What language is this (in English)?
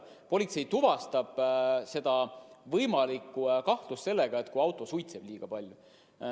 Estonian